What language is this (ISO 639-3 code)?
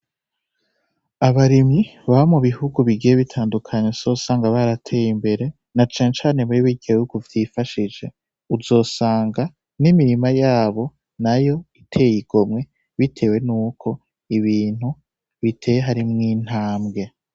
run